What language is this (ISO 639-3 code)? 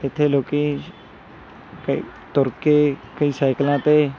pan